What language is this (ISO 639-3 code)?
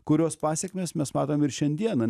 lit